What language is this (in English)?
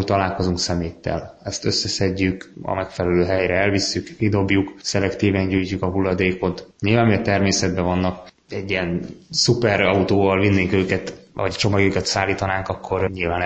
Hungarian